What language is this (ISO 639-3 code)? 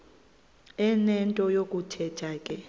xho